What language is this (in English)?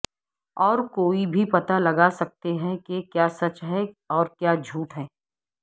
Urdu